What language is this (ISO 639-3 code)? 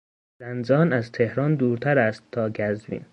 fas